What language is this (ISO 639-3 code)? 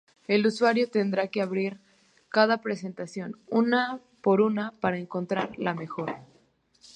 spa